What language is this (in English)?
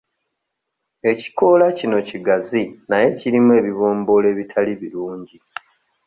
Ganda